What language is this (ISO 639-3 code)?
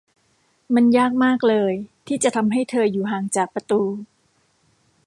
tha